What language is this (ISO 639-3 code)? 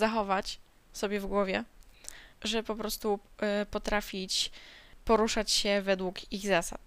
pol